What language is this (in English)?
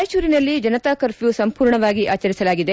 Kannada